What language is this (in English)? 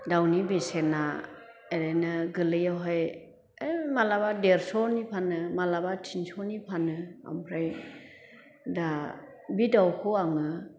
Bodo